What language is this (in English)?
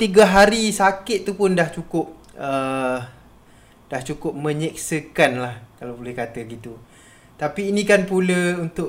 Malay